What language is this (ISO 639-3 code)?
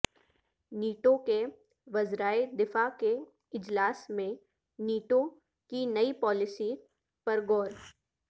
urd